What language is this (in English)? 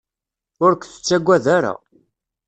Kabyle